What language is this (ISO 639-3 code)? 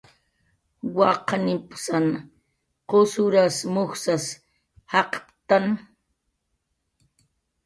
jqr